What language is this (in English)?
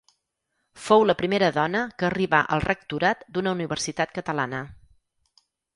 Catalan